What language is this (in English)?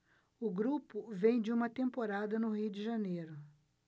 Portuguese